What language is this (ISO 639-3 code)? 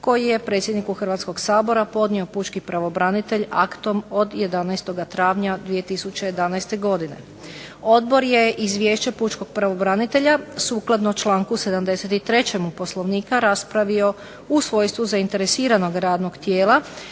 hrv